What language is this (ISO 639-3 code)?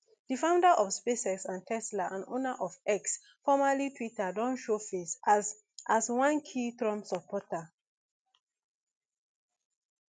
pcm